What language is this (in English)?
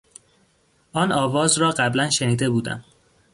Persian